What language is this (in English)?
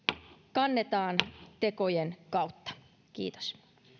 Finnish